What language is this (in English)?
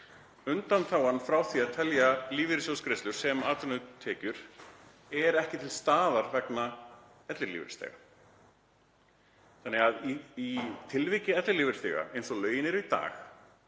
Icelandic